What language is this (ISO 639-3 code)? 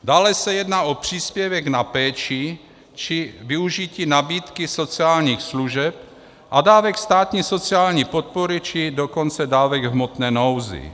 ces